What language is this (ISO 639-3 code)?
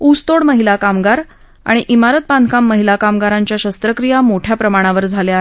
mar